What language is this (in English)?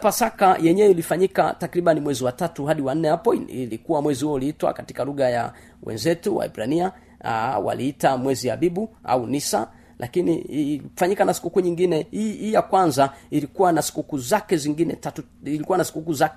Swahili